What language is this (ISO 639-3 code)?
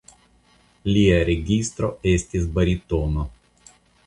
epo